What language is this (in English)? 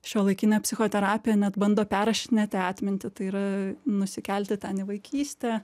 Lithuanian